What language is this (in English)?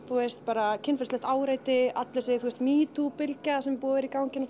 Icelandic